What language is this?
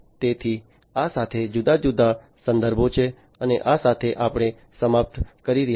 Gujarati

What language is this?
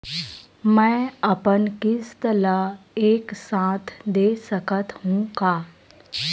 Chhattisgarhi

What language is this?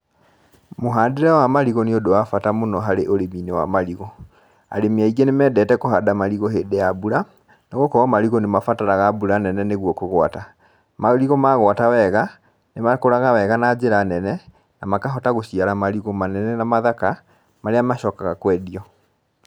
Kikuyu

